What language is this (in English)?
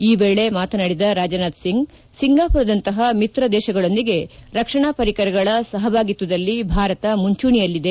Kannada